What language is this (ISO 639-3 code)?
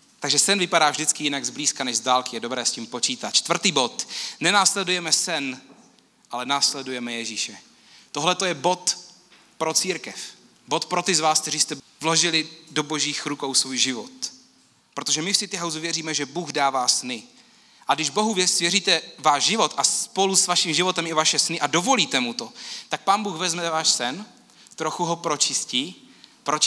ces